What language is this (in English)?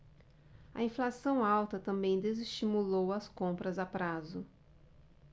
Portuguese